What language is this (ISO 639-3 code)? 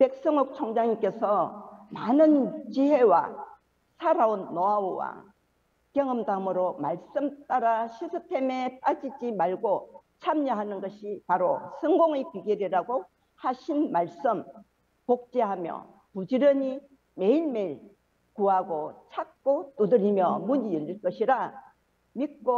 kor